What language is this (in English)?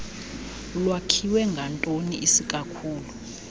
Xhosa